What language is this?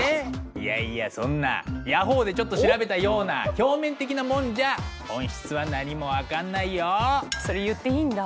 Japanese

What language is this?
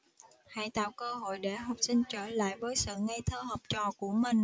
Vietnamese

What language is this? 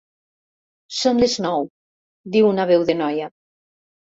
Catalan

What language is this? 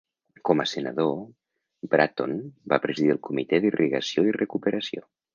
Catalan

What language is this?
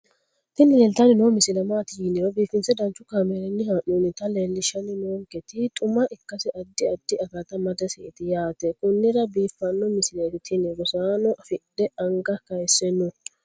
Sidamo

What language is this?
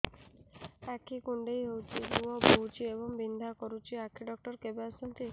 Odia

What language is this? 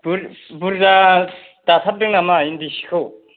Bodo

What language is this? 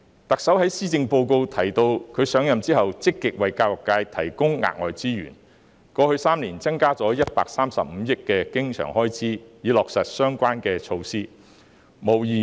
Cantonese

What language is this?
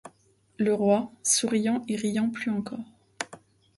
French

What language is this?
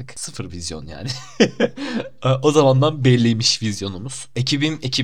Turkish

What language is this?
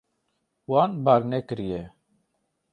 Kurdish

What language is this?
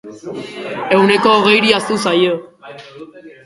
Basque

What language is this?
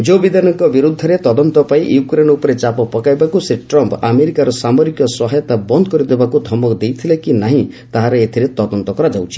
Odia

